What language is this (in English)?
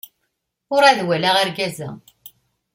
Kabyle